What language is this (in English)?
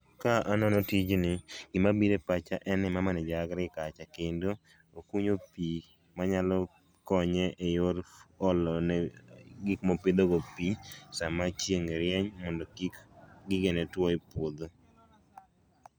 Luo (Kenya and Tanzania)